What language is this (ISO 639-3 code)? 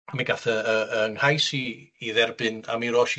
cym